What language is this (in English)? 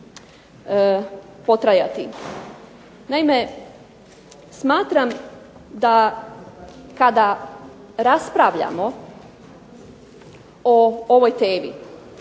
Croatian